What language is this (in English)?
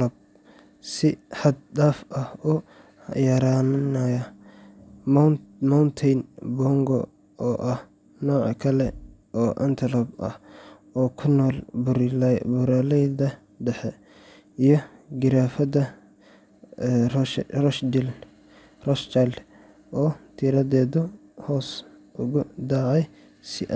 Somali